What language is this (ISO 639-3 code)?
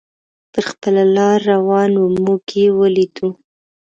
pus